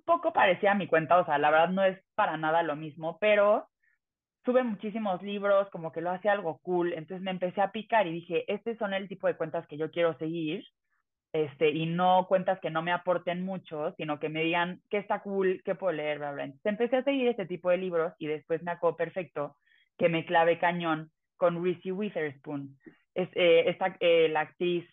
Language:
Spanish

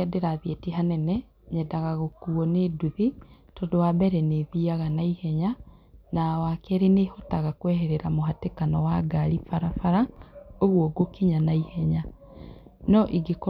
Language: Kikuyu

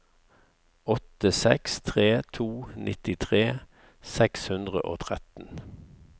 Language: Norwegian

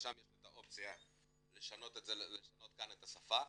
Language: Hebrew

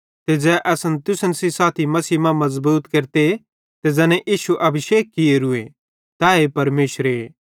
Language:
Bhadrawahi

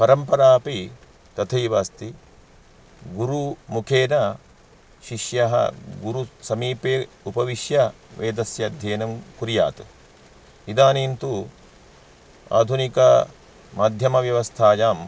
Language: Sanskrit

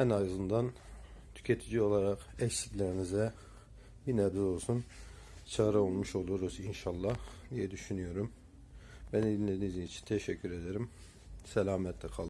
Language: Turkish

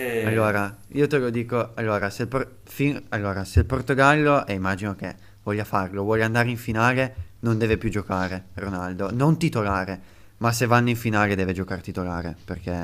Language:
Italian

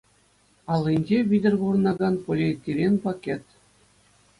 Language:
Chuvash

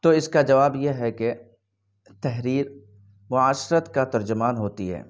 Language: Urdu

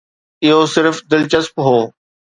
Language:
Sindhi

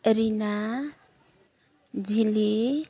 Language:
Odia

